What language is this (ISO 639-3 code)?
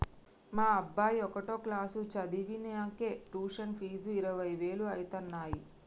tel